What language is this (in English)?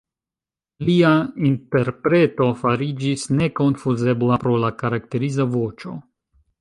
Esperanto